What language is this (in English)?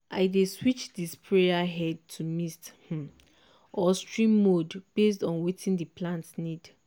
Nigerian Pidgin